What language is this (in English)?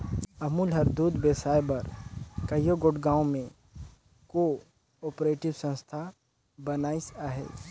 Chhattisgarhi